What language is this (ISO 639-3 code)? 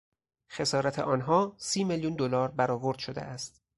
fas